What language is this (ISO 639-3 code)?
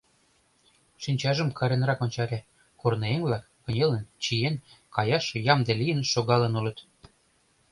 chm